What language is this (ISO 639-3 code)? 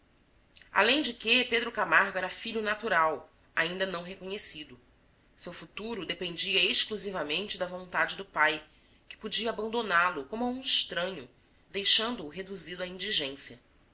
por